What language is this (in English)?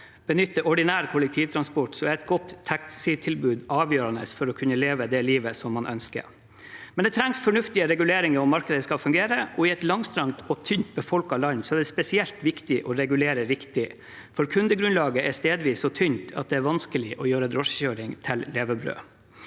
Norwegian